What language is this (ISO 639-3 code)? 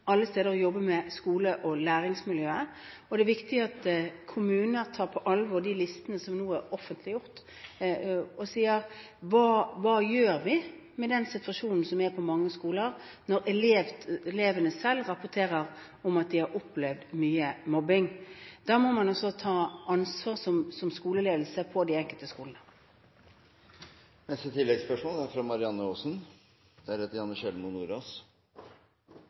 nor